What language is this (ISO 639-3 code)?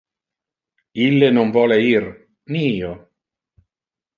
ina